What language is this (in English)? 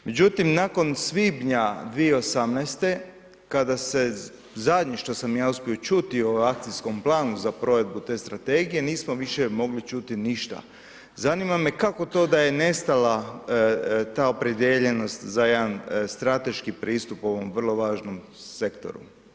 Croatian